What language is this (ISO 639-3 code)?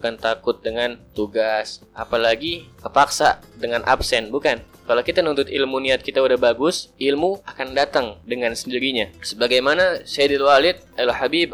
ind